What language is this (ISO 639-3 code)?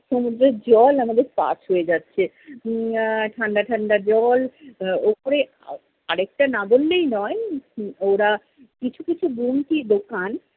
ben